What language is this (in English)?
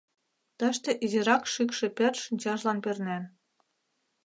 Mari